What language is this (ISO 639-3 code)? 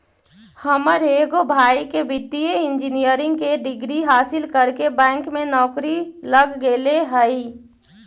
mag